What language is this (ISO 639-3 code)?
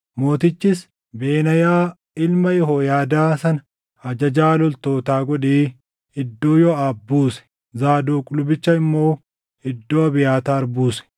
orm